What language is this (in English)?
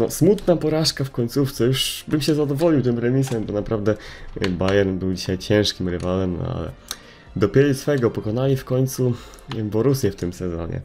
Polish